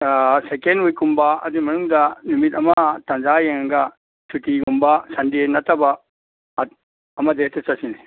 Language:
Manipuri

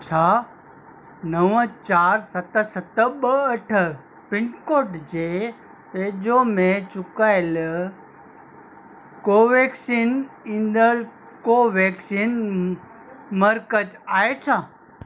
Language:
Sindhi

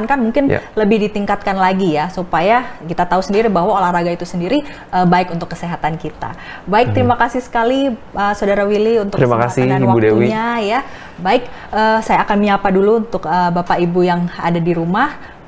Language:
Indonesian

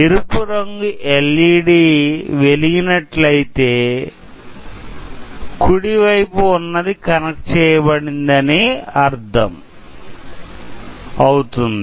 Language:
Telugu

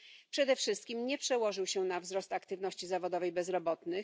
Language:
Polish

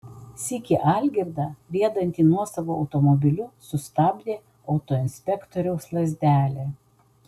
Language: Lithuanian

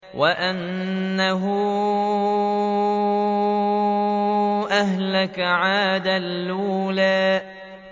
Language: Arabic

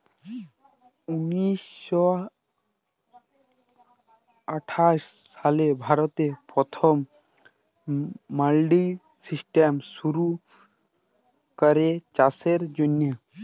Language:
Bangla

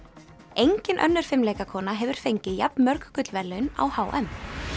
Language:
Icelandic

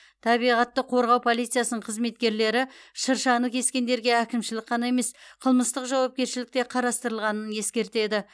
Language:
Kazakh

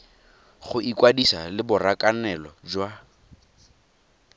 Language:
Tswana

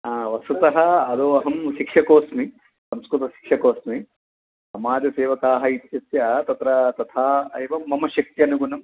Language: Sanskrit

